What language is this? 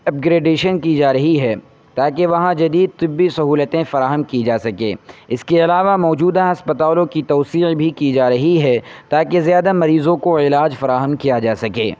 Urdu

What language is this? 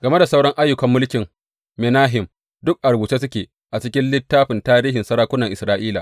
Hausa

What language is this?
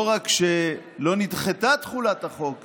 Hebrew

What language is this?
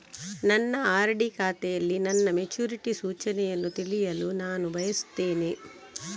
Kannada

